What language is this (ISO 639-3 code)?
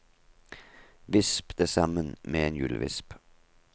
nor